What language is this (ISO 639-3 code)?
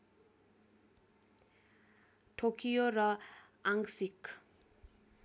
nep